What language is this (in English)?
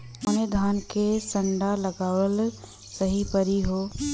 Bhojpuri